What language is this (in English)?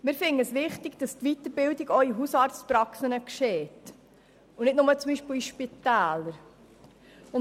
Swiss German